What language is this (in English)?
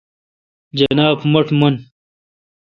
Kalkoti